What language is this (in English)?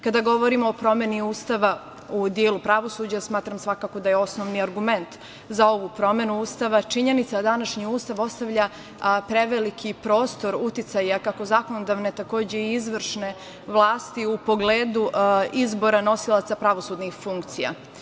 Serbian